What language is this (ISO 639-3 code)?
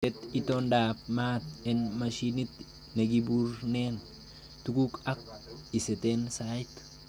kln